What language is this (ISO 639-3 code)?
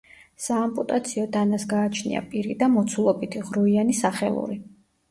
kat